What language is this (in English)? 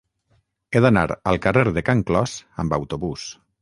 Catalan